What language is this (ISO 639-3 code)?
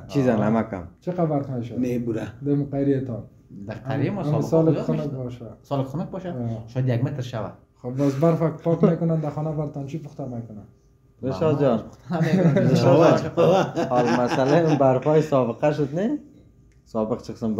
fas